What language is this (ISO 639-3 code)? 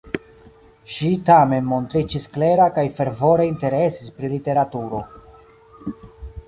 epo